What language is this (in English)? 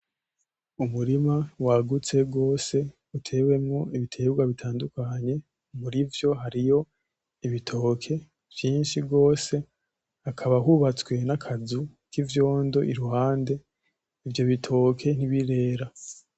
Rundi